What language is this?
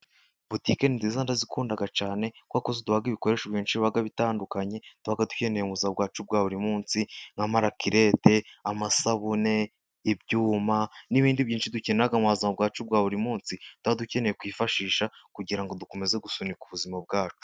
Kinyarwanda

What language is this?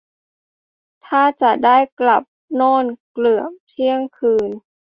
Thai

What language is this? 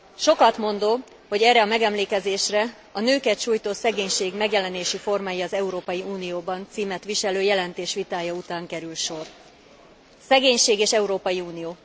Hungarian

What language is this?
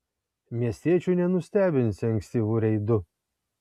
Lithuanian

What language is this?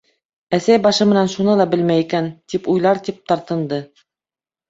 Bashkir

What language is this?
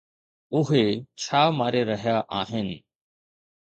Sindhi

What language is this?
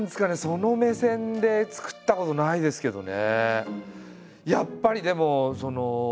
Japanese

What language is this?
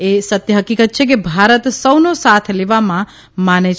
Gujarati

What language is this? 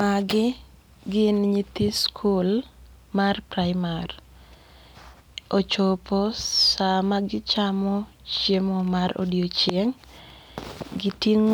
Luo (Kenya and Tanzania)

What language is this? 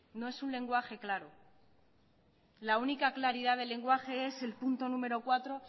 Spanish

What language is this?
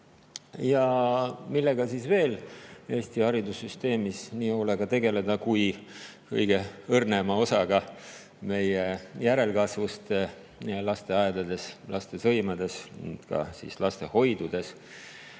Estonian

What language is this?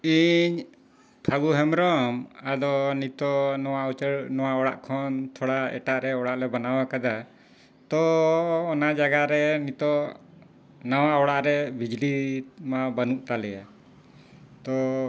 Santali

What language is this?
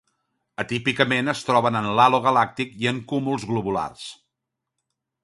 Catalan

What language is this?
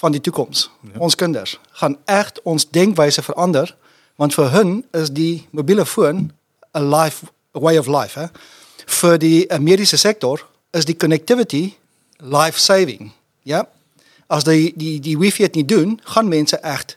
Dutch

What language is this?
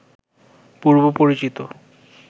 Bangla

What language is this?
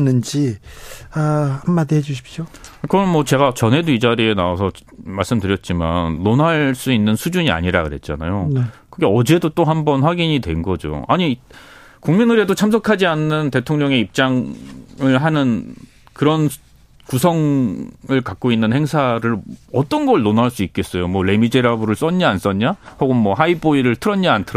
Korean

